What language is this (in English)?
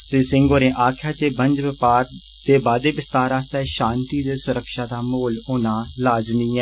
Dogri